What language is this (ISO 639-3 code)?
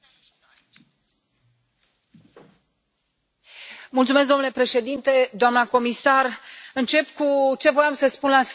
ron